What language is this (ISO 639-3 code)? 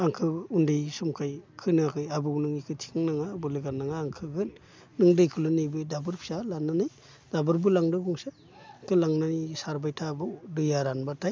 brx